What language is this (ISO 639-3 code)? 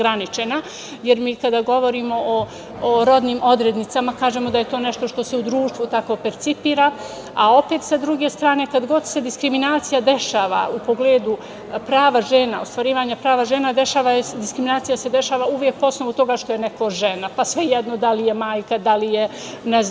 srp